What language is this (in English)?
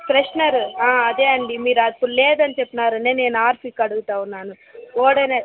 Telugu